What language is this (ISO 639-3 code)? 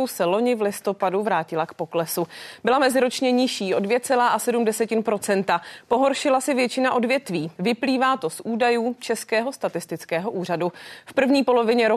ces